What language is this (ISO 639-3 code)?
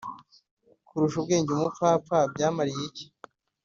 kin